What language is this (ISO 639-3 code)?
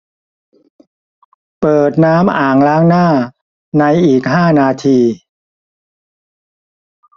tha